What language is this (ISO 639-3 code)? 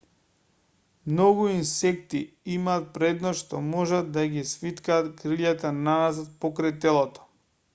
mkd